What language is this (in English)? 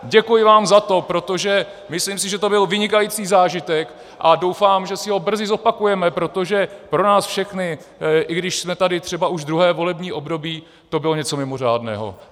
Czech